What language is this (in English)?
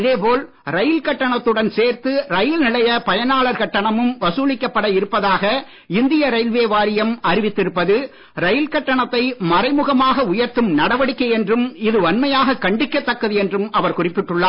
Tamil